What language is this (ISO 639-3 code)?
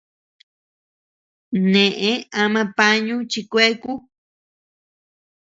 cux